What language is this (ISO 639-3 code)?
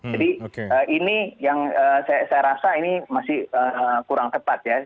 ind